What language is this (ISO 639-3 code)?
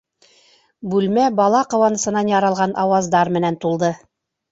bak